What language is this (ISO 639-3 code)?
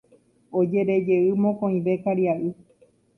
grn